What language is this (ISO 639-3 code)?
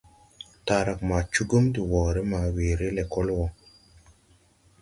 tui